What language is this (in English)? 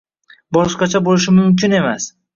Uzbek